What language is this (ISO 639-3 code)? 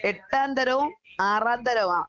mal